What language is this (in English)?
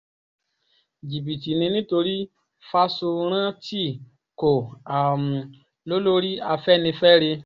Yoruba